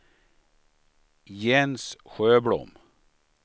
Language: Swedish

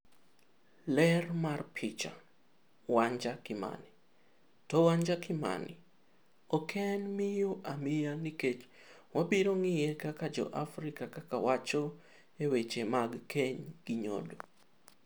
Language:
Luo (Kenya and Tanzania)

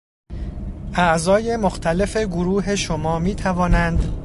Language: Persian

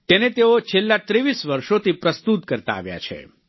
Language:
Gujarati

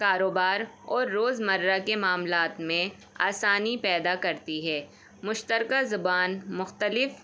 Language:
Urdu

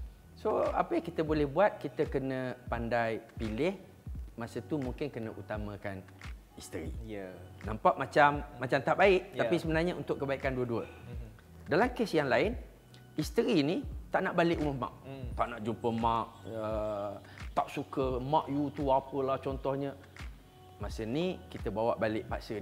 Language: Malay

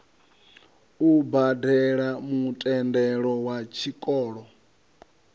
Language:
Venda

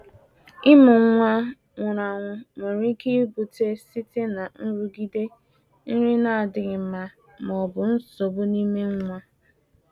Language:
Igbo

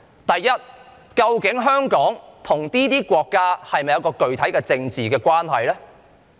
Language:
Cantonese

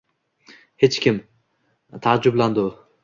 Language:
Uzbek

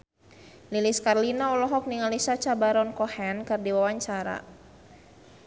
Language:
Sundanese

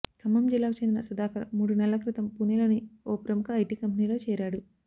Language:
Telugu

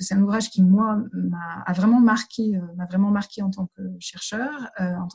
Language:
French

